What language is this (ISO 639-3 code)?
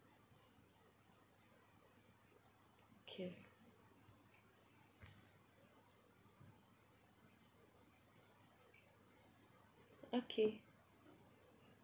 eng